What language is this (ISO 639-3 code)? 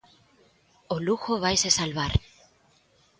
glg